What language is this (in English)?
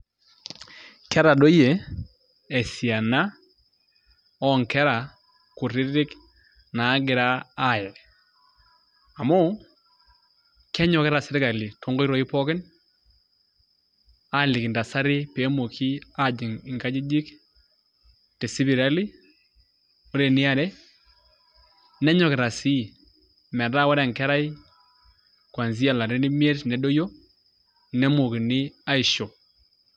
Masai